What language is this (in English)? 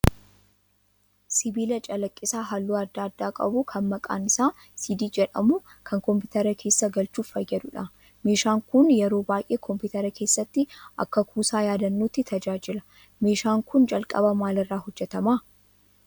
Oromo